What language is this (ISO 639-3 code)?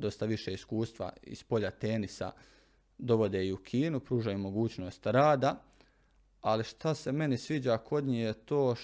hrv